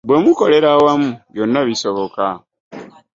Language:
Ganda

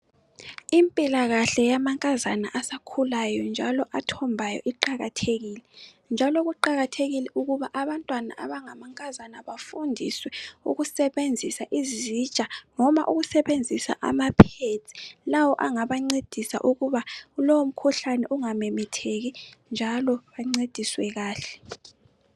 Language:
North Ndebele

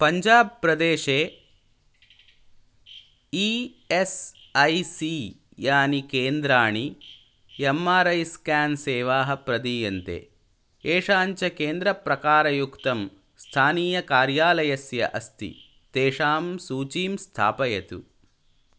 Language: Sanskrit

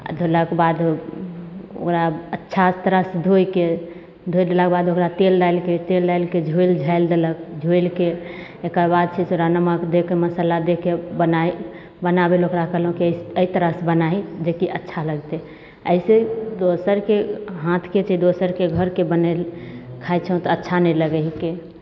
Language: Maithili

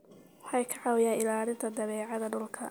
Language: Somali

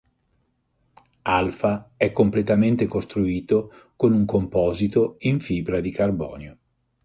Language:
Italian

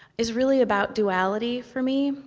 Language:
English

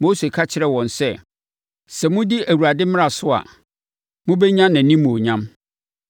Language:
Akan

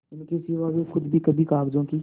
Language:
Hindi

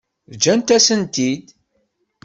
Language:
Kabyle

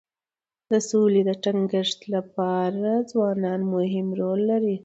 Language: Pashto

